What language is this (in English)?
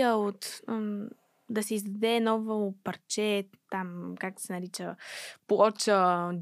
Bulgarian